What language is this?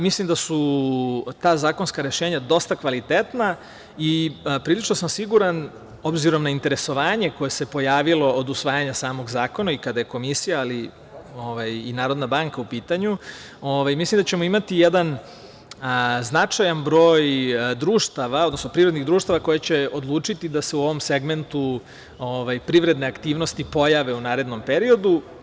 Serbian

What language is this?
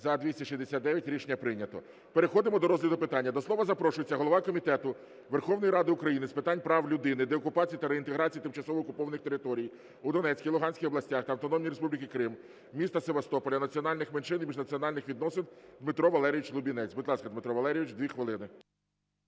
Ukrainian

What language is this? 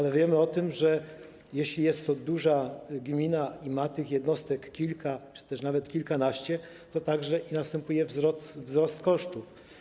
Polish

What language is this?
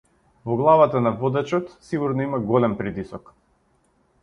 Macedonian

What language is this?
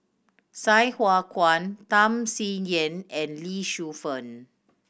English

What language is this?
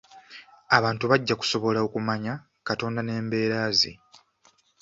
Ganda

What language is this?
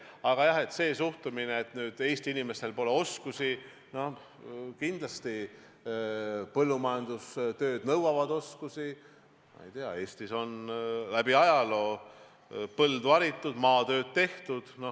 Estonian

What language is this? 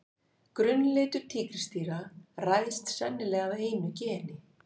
Icelandic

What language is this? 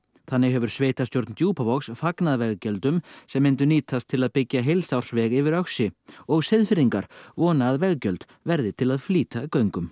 Icelandic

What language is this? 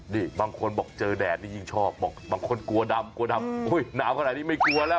Thai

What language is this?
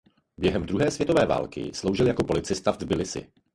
Czech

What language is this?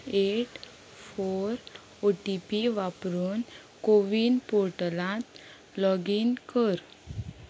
Konkani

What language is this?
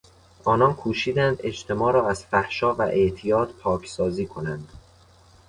Persian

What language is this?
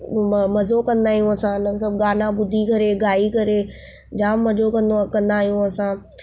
Sindhi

